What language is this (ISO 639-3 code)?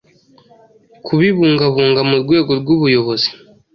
kin